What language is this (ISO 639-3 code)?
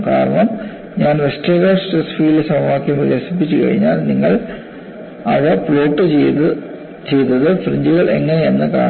mal